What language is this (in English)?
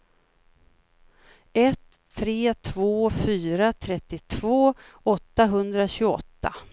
Swedish